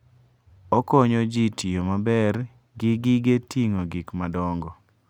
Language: Luo (Kenya and Tanzania)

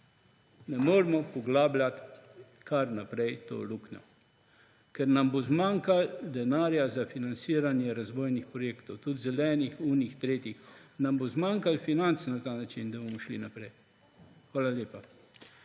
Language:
Slovenian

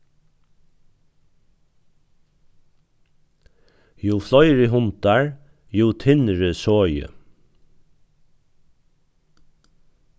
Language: Faroese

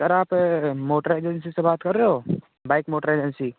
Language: Hindi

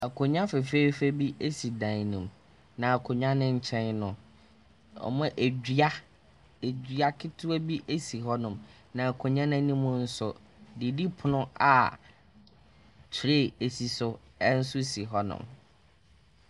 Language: Akan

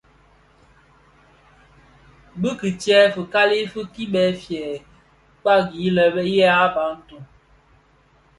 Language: Bafia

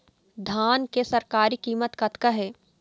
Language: Chhattisgarhi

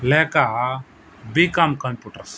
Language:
Telugu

